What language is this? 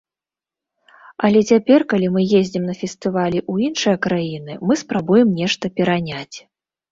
Belarusian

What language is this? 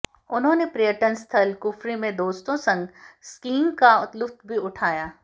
Hindi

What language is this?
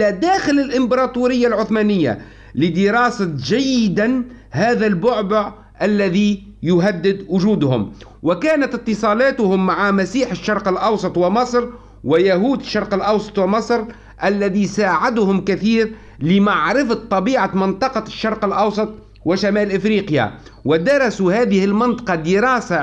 Arabic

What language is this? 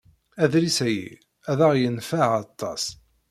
Kabyle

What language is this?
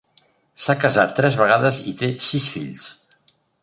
Catalan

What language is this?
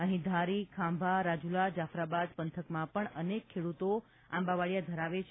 Gujarati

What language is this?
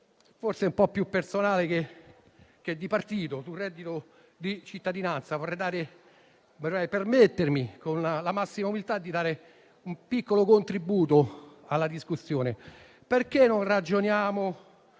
Italian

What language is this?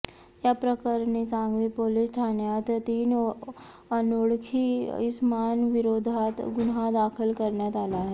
Marathi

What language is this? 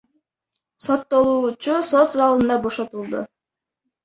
Kyrgyz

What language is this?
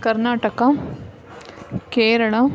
Kannada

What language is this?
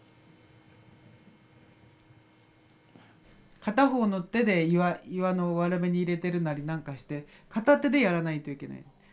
Japanese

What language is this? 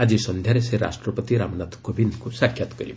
Odia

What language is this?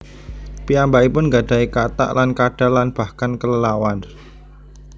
Javanese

